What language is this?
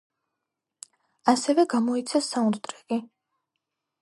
Georgian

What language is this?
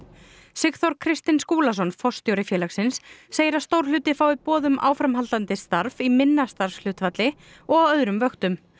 Icelandic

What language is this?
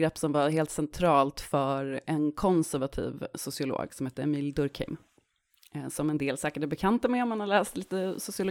Swedish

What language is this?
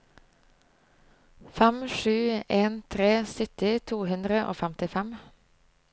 Norwegian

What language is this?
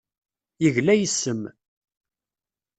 Kabyle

